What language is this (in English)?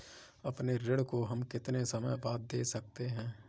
Hindi